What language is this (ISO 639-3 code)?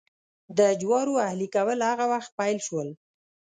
pus